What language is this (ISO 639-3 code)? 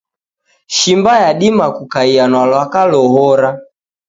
dav